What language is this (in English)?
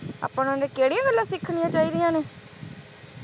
Punjabi